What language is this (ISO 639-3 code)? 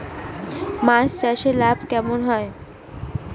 ben